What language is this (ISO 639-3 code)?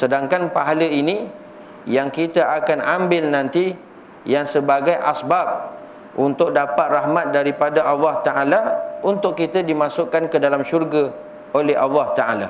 msa